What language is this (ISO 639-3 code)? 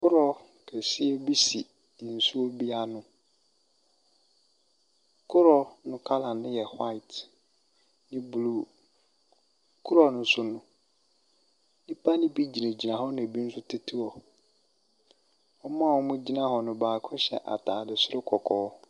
aka